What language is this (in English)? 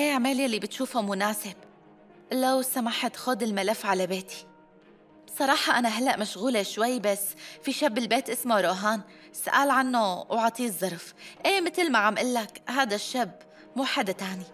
Arabic